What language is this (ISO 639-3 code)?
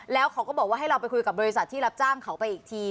tha